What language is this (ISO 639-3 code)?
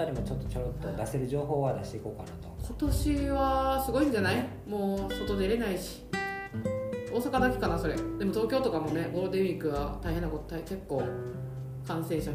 jpn